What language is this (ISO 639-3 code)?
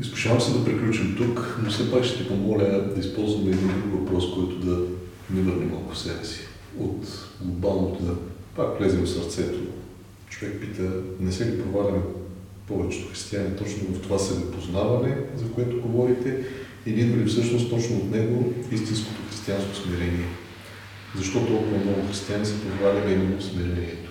bul